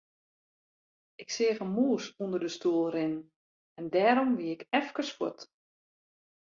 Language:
Western Frisian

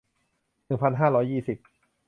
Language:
Thai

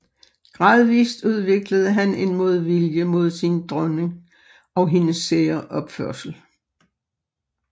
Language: Danish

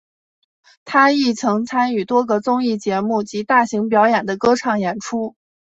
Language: Chinese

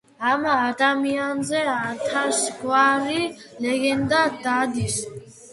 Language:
Georgian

